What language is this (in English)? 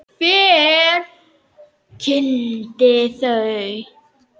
Icelandic